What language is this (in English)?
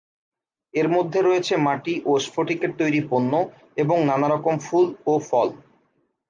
Bangla